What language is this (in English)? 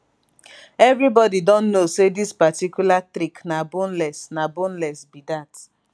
Nigerian Pidgin